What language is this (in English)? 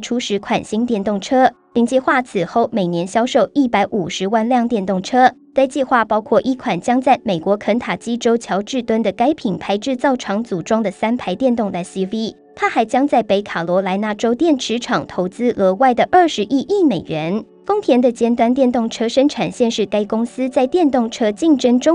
Chinese